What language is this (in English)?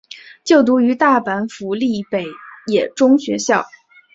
Chinese